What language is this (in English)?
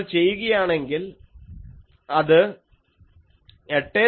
Malayalam